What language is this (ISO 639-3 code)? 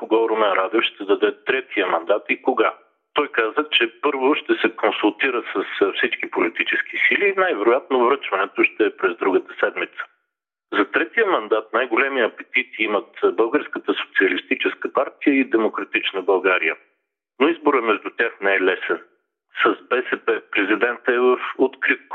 bul